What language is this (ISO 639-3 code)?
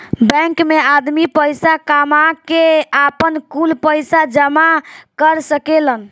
bho